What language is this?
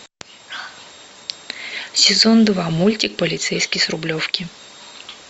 Russian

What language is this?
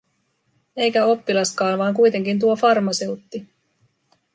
Finnish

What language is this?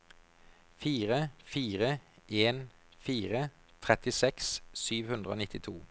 Norwegian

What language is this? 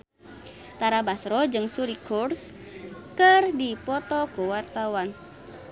Sundanese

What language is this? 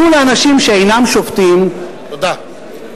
Hebrew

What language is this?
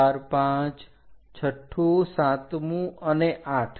Gujarati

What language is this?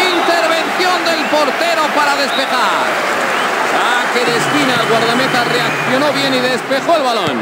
Spanish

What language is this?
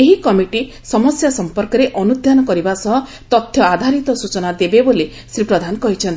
Odia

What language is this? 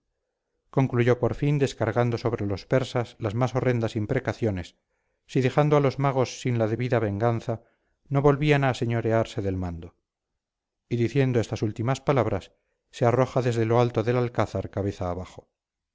Spanish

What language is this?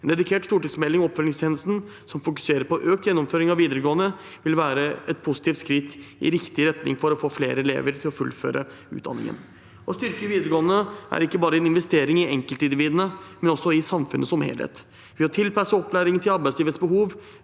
Norwegian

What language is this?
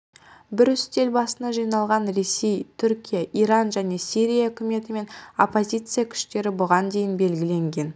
Kazakh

